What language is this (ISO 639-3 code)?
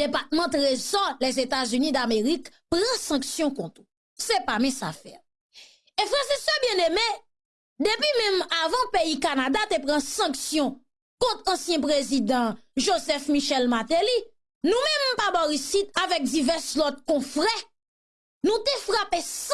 fra